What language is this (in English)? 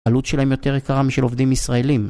Hebrew